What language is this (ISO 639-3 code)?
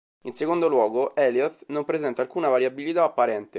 ita